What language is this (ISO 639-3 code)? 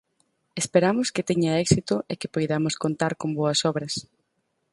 glg